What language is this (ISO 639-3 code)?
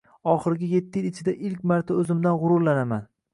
uzb